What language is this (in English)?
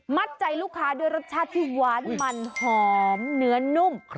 Thai